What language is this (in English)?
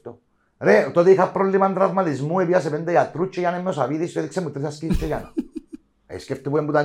Greek